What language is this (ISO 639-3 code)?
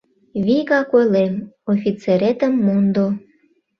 chm